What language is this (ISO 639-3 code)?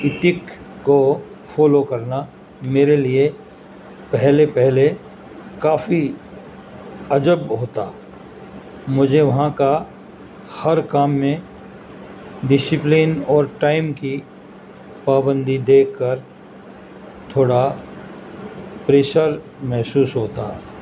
urd